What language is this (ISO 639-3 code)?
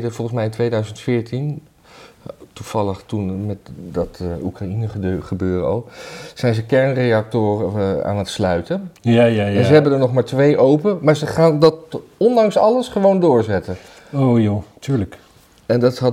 nld